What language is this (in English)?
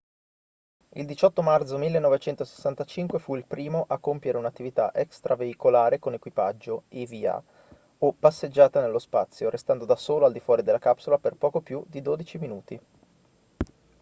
Italian